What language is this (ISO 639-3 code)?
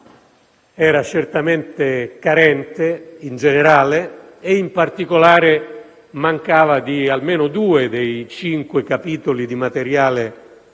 ita